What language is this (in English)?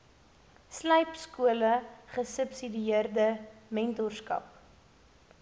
Afrikaans